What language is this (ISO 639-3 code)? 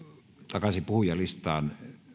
fin